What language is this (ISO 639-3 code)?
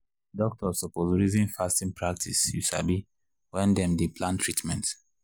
pcm